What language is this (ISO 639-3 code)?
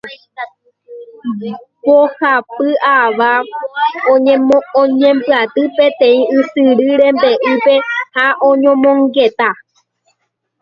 grn